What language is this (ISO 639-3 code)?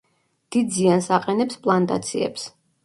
kat